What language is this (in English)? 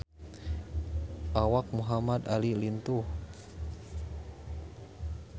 Sundanese